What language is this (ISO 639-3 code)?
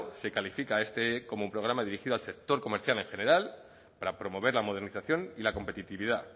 spa